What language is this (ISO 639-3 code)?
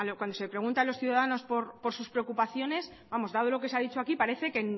spa